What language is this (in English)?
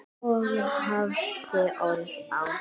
Icelandic